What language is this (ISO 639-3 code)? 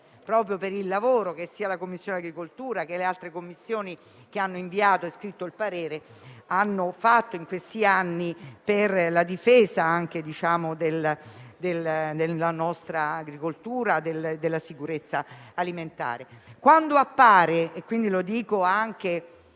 ita